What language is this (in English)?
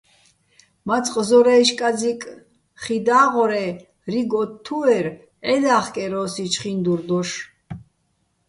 Bats